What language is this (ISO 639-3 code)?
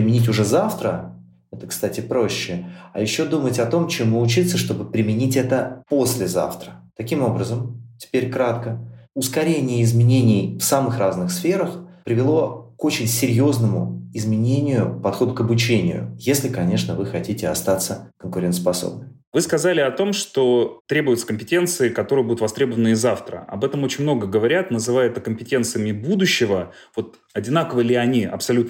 rus